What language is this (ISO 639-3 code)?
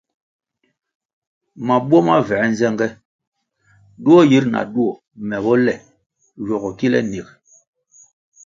nmg